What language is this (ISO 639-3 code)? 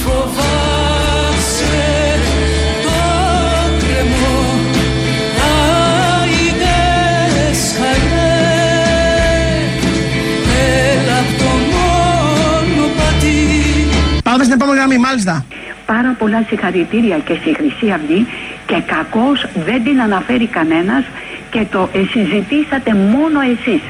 ell